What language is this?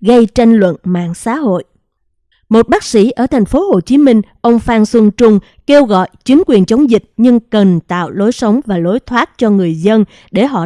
Vietnamese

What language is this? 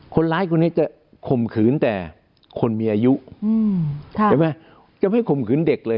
Thai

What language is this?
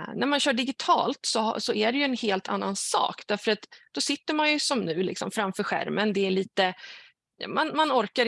Swedish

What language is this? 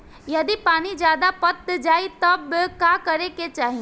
Bhojpuri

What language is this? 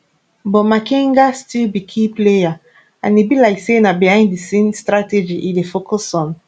Nigerian Pidgin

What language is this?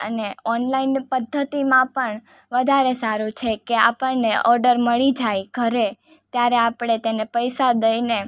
Gujarati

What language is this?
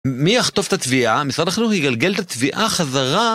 Hebrew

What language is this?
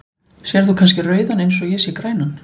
Icelandic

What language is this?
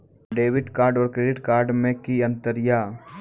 Maithili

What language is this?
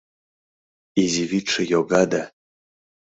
Mari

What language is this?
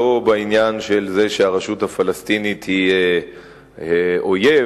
Hebrew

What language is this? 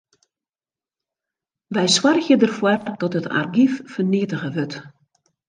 Western Frisian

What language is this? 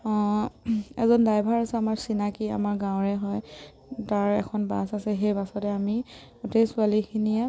Assamese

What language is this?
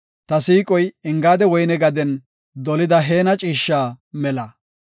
Gofa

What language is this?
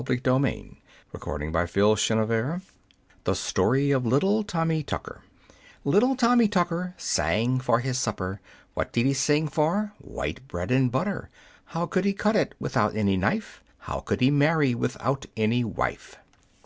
English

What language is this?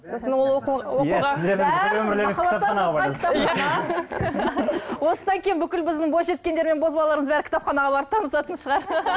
Kazakh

